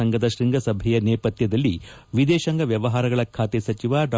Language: Kannada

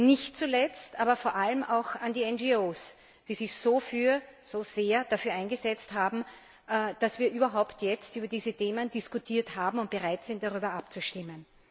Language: German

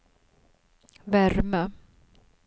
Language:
Swedish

